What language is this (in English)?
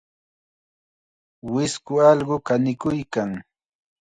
Chiquián Ancash Quechua